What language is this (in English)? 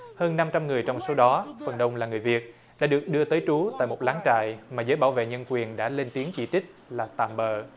Vietnamese